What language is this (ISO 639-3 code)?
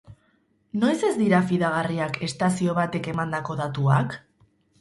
eus